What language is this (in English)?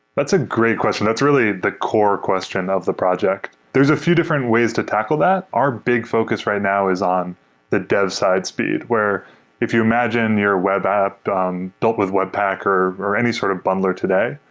English